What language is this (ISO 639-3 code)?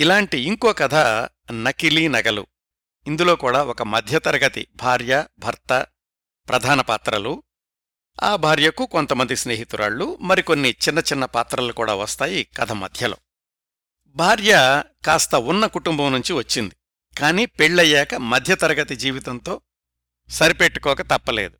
tel